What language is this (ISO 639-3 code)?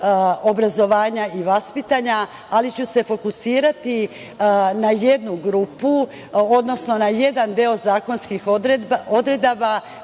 srp